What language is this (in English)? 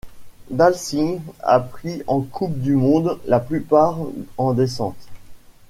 French